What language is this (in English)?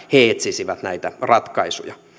Finnish